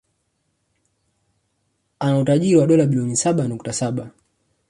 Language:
Swahili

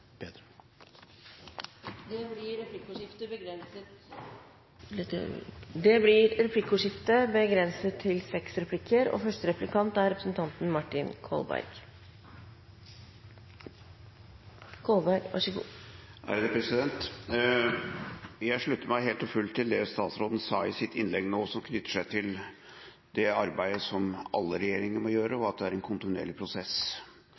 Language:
Norwegian Bokmål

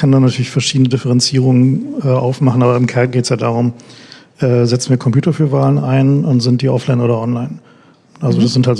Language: German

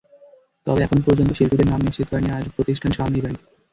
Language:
Bangla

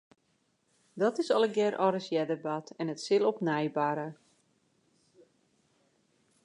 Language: Western Frisian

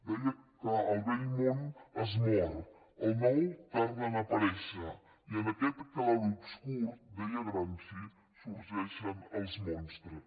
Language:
Catalan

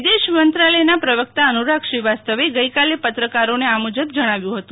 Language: Gujarati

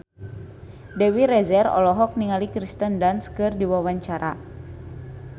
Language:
Sundanese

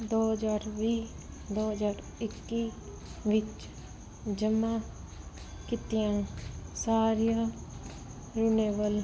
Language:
Punjabi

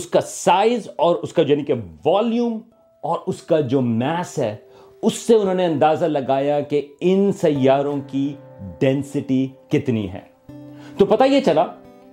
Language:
Urdu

